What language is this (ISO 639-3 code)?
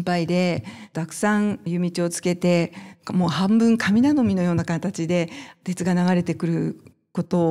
jpn